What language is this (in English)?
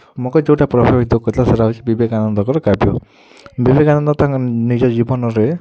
Odia